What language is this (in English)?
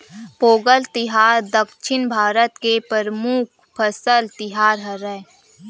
Chhattisgarhi